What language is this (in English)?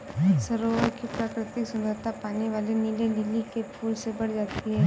Hindi